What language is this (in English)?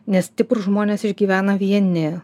Lithuanian